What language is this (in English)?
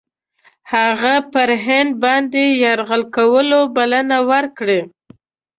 Pashto